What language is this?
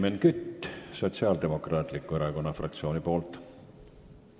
Estonian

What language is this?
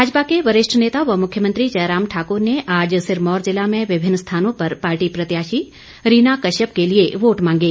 Hindi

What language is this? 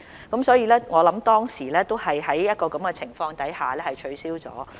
Cantonese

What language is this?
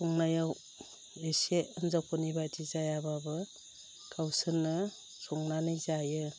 Bodo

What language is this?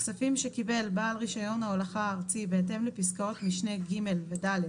Hebrew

